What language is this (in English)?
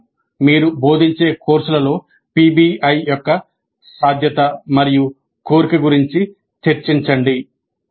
Telugu